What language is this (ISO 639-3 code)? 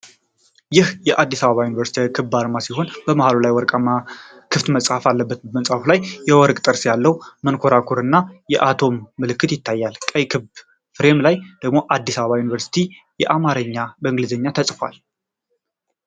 amh